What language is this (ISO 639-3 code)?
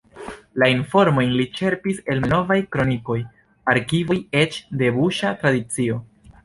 epo